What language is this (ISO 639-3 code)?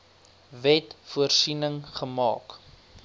afr